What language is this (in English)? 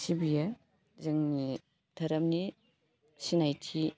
Bodo